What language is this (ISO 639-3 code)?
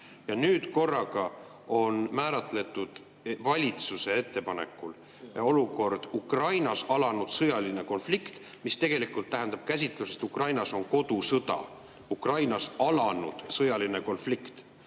est